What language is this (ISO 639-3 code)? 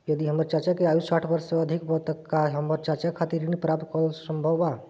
bho